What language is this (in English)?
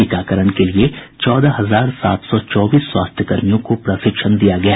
Hindi